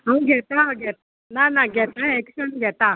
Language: Konkani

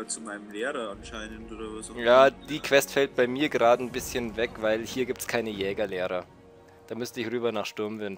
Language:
German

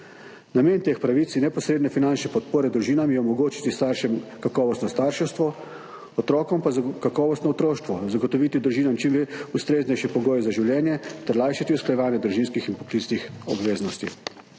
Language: Slovenian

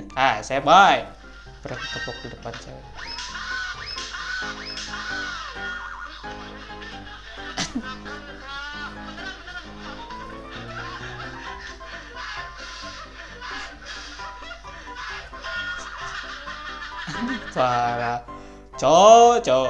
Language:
Indonesian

